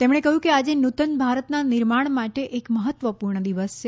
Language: Gujarati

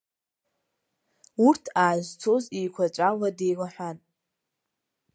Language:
Abkhazian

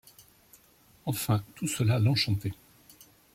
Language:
French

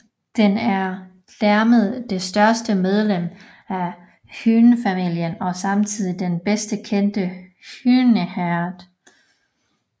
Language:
Danish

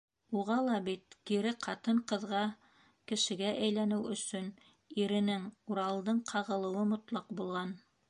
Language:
Bashkir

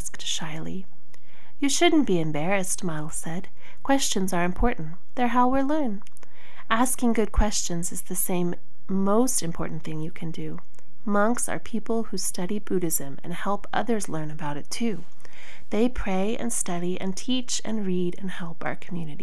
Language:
English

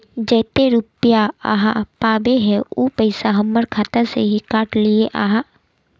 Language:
Magahi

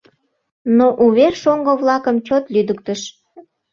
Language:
Mari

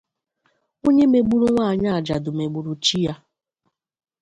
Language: Igbo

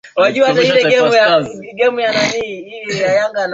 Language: Swahili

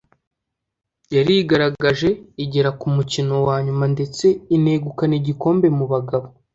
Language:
Kinyarwanda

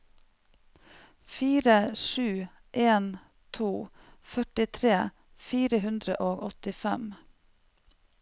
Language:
Norwegian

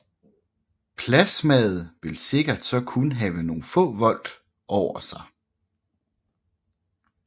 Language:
Danish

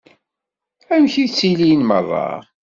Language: Kabyle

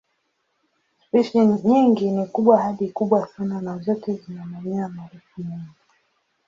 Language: Swahili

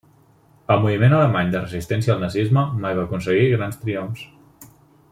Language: Catalan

